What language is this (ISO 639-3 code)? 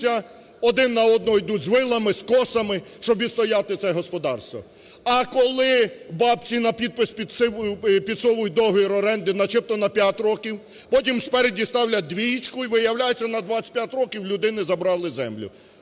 ukr